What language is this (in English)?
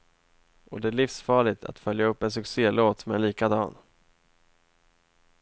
Swedish